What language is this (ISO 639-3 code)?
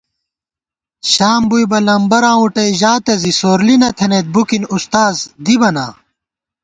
gwt